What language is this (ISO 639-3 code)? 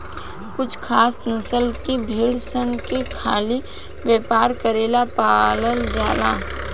bho